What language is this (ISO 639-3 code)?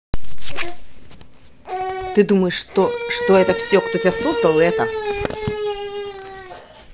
rus